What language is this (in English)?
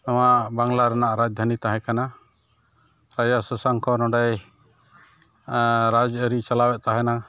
Santali